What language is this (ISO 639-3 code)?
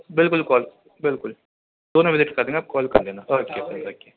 urd